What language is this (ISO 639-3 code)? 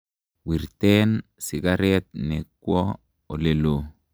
kln